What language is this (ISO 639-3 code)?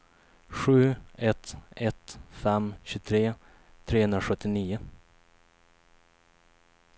swe